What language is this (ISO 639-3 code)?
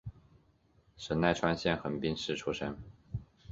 zho